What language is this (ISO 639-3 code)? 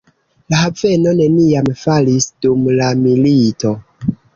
epo